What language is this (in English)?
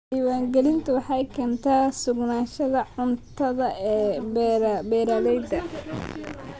Somali